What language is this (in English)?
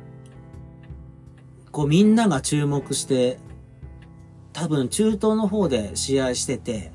Japanese